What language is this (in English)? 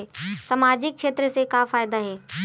Chhattisgarhi